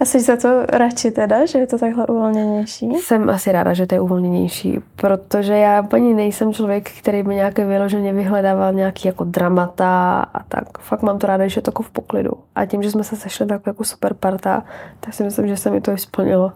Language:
Czech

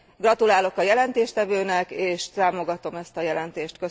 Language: Hungarian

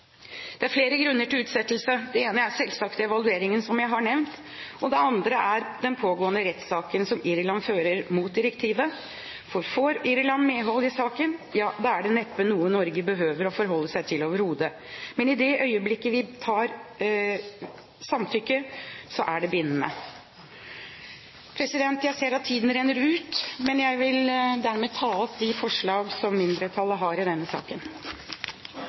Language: Norwegian Bokmål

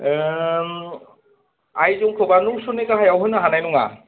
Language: Bodo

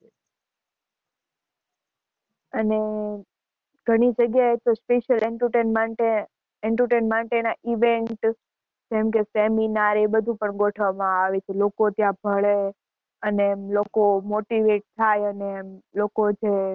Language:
Gujarati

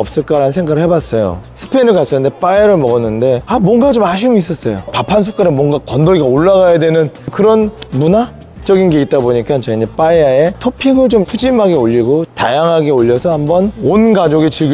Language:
Korean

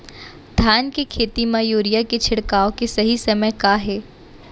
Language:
Chhattisgarhi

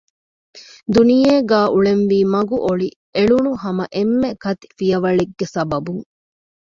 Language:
Divehi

